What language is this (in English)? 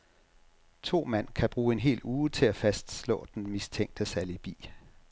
Danish